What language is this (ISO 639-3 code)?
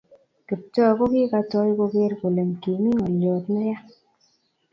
kln